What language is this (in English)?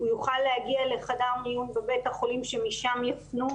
Hebrew